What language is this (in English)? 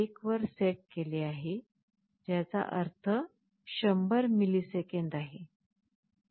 Marathi